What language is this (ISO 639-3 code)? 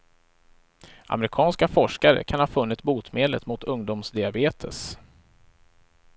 swe